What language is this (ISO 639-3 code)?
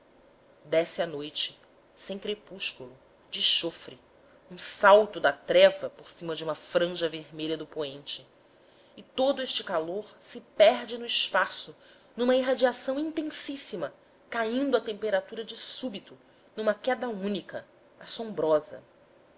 por